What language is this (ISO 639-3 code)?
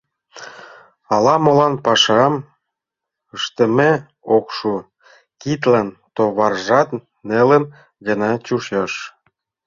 chm